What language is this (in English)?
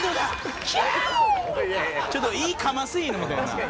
Japanese